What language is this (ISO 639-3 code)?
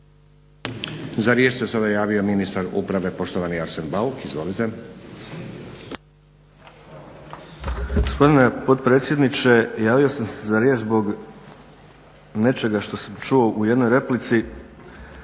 hrv